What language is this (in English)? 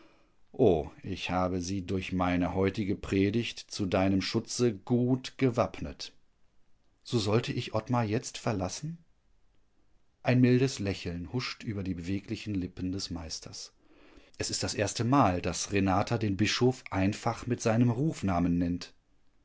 German